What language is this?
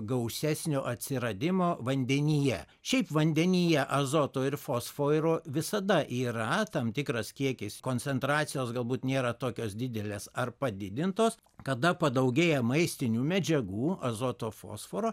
Lithuanian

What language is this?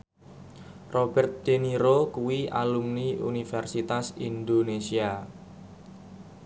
Javanese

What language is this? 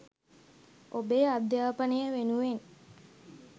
Sinhala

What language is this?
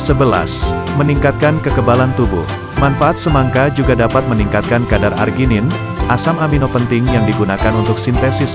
Indonesian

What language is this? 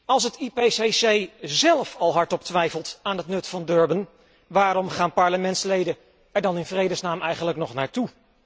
Dutch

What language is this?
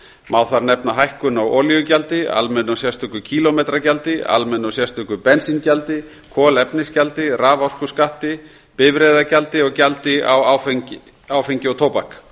Icelandic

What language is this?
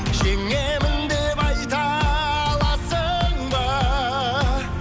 Kazakh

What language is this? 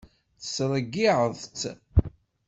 Kabyle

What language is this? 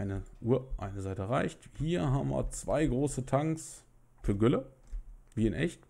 German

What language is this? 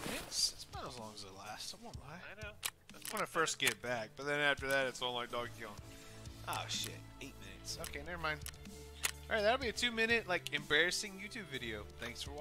English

